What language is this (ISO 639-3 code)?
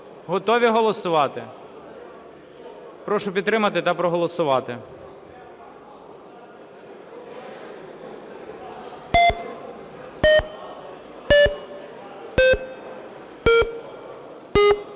ukr